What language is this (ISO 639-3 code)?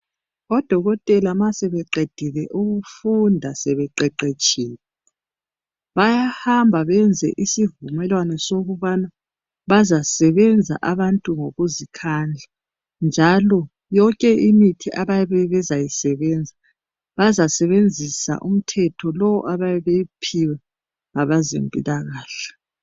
nde